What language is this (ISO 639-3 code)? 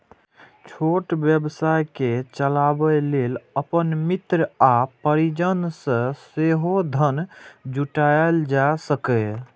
mai